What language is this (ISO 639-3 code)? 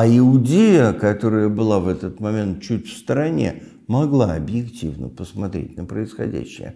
rus